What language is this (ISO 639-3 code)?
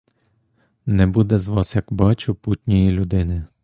ukr